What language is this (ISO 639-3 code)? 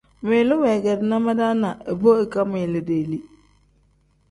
kdh